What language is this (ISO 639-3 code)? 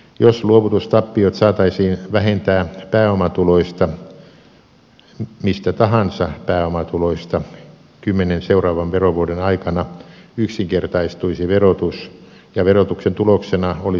fin